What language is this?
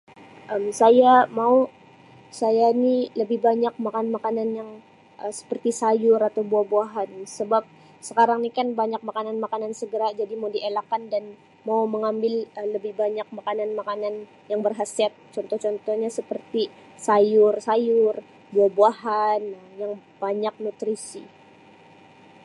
Sabah Malay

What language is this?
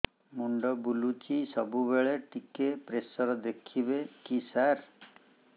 Odia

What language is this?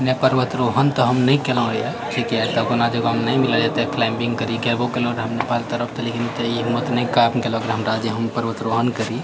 Maithili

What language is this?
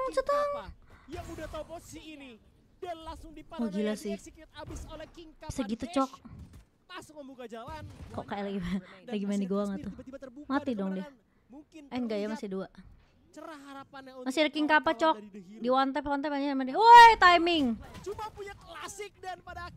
Indonesian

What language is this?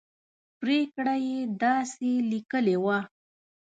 Pashto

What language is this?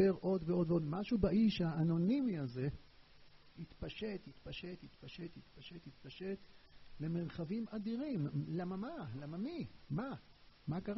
Hebrew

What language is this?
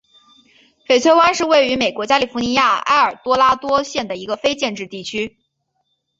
Chinese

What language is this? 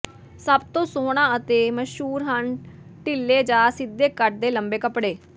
Punjabi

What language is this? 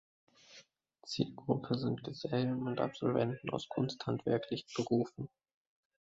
German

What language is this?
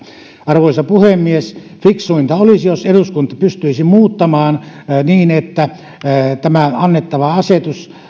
Finnish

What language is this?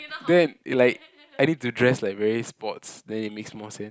English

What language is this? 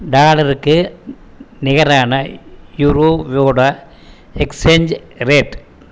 Tamil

